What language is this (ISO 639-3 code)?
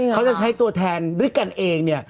tha